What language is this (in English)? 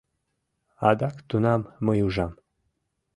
Mari